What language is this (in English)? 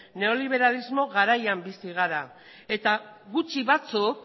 Basque